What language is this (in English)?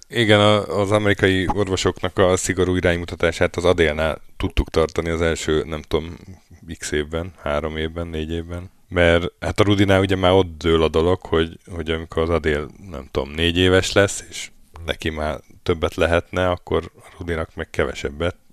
Hungarian